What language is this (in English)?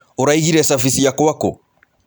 Kikuyu